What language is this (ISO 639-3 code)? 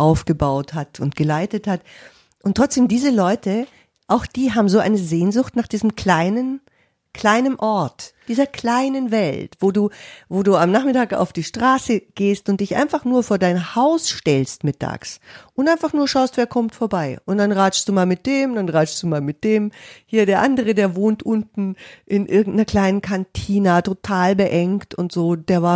deu